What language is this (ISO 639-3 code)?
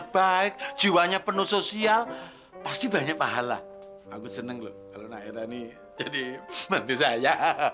ind